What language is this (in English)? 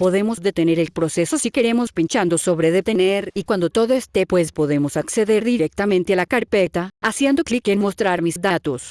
Spanish